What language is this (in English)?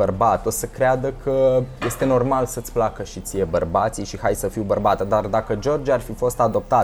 Romanian